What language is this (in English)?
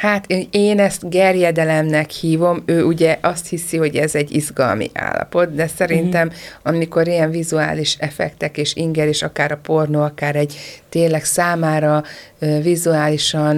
Hungarian